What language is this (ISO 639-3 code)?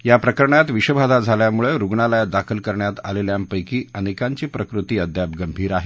mar